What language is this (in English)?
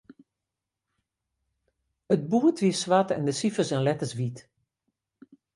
Western Frisian